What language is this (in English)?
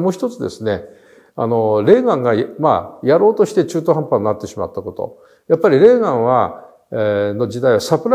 Japanese